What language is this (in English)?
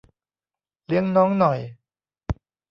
Thai